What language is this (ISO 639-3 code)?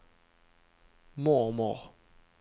swe